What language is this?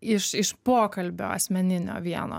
Lithuanian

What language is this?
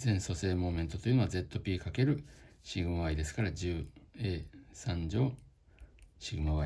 Japanese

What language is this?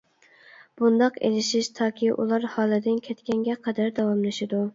Uyghur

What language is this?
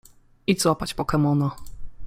Polish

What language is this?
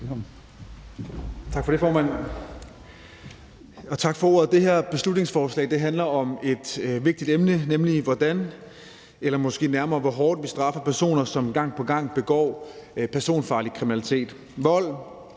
Danish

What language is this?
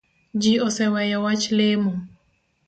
Luo (Kenya and Tanzania)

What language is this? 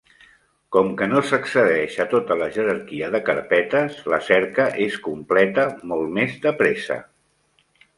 Catalan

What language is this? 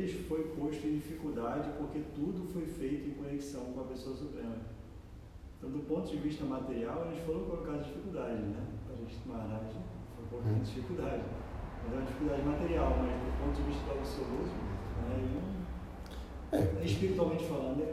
Portuguese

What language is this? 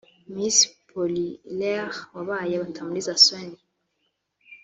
Kinyarwanda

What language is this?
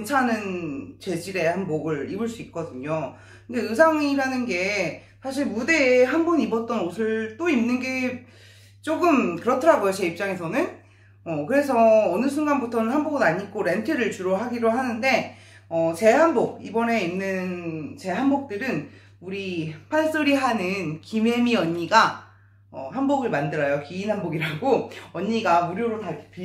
Korean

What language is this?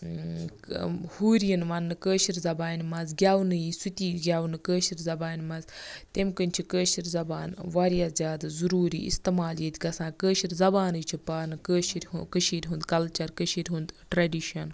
Kashmiri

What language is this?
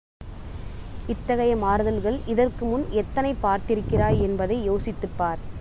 Tamil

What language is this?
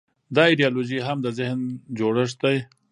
Pashto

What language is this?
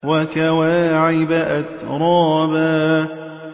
Arabic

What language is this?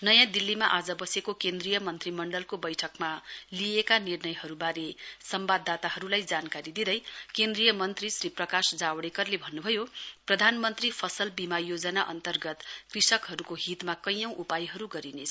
Nepali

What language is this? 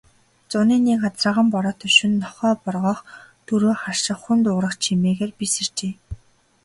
Mongolian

